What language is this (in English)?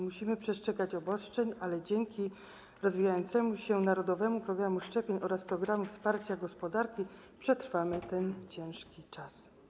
Polish